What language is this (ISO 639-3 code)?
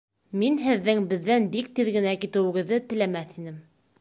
bak